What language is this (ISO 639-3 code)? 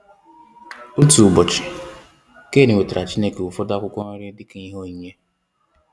ibo